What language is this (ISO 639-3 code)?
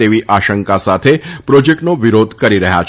guj